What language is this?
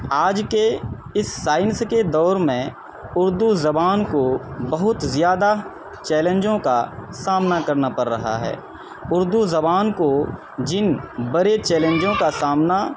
Urdu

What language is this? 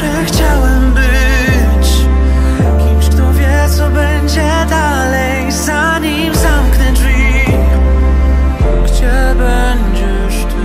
Polish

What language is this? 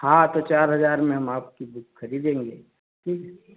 Hindi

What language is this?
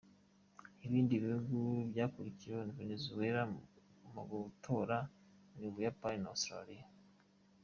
Kinyarwanda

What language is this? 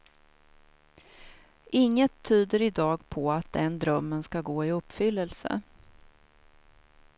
Swedish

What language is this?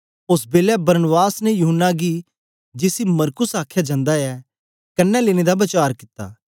Dogri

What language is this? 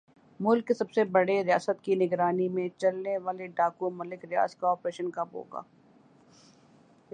Urdu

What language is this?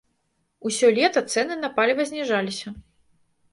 Belarusian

